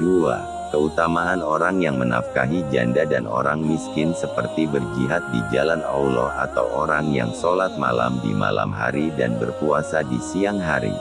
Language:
Indonesian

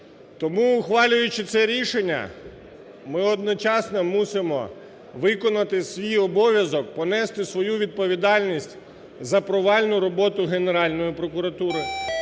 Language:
Ukrainian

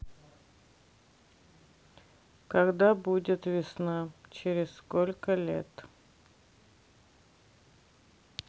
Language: Russian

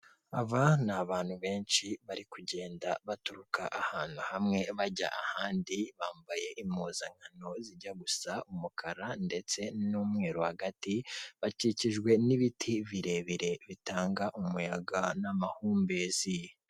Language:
Kinyarwanda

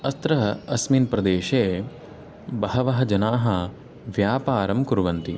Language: Sanskrit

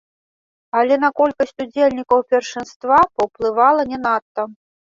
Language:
Belarusian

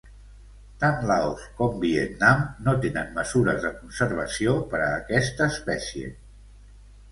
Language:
Catalan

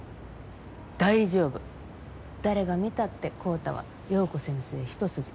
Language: Japanese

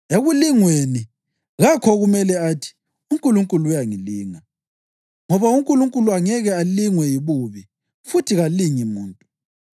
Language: North Ndebele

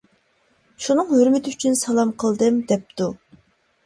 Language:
Uyghur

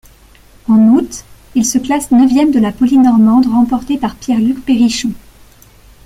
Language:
French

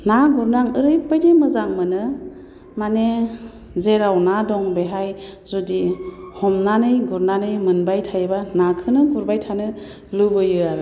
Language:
Bodo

